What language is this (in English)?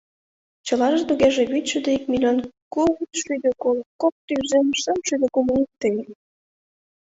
Mari